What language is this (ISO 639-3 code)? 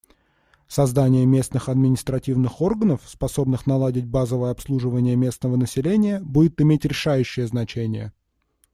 rus